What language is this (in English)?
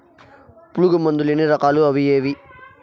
Telugu